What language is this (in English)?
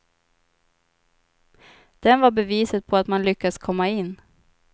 Swedish